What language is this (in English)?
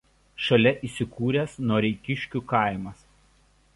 Lithuanian